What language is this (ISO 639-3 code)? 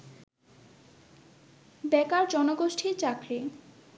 ben